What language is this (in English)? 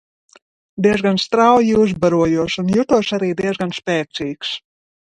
Latvian